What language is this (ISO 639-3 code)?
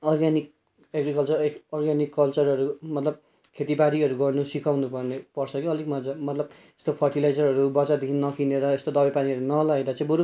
nep